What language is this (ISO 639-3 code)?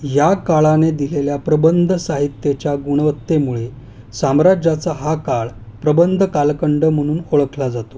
mar